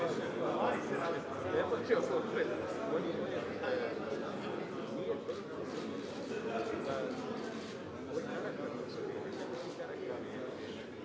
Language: Croatian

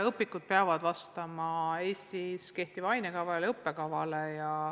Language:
Estonian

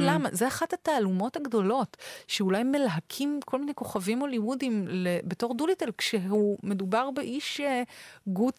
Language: Hebrew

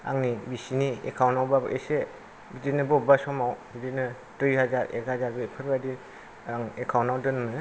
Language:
Bodo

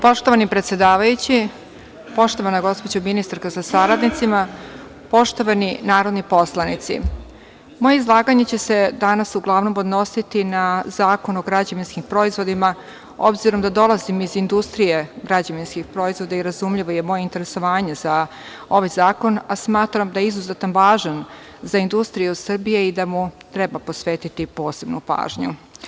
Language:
Serbian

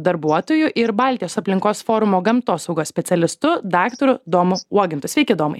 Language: Lithuanian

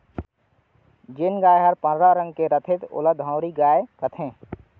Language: Chhattisgarhi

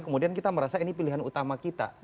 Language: Indonesian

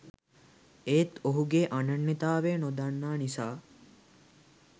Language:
Sinhala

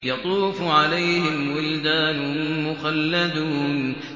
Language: Arabic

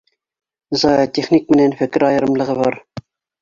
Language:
Bashkir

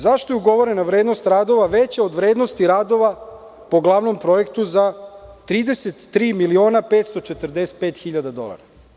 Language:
Serbian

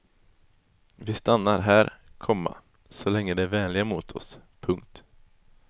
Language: Swedish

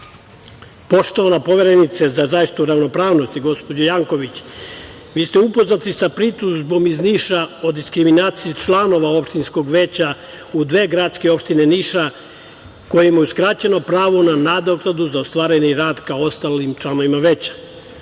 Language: Serbian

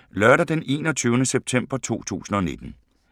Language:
Danish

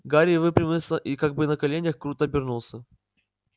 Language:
Russian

